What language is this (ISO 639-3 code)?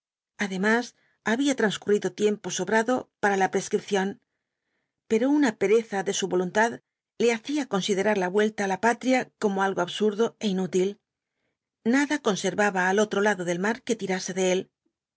spa